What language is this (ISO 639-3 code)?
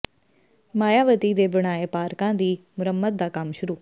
pan